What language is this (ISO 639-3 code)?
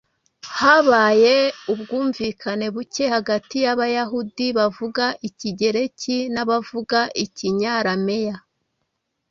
kin